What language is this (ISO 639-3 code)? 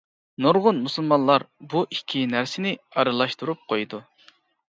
uig